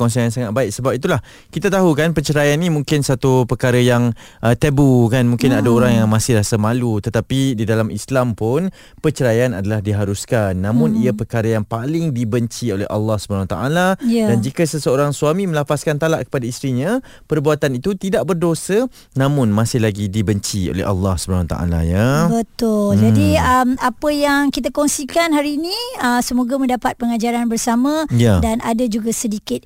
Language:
Malay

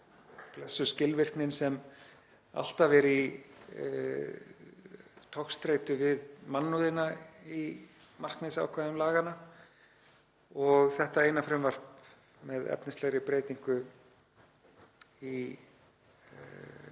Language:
Icelandic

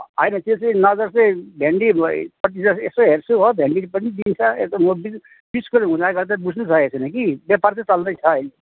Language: Nepali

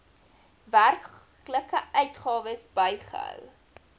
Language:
Afrikaans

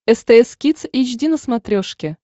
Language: Russian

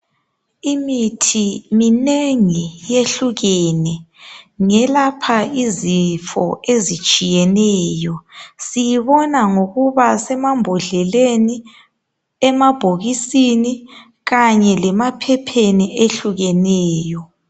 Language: North Ndebele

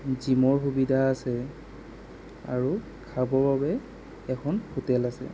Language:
Assamese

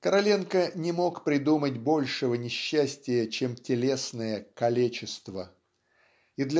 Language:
Russian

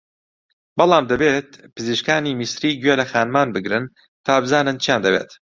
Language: Central Kurdish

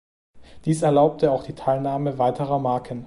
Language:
German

